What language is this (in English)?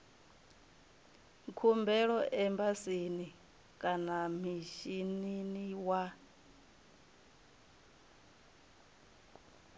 Venda